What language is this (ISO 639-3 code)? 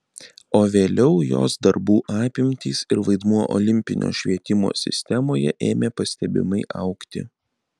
lit